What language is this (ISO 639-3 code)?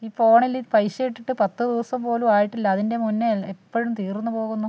mal